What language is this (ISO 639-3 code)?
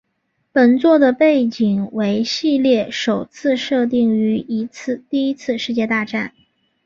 zho